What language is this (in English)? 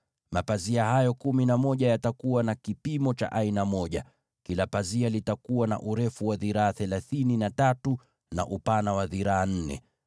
Swahili